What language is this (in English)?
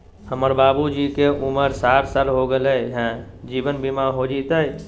Magahi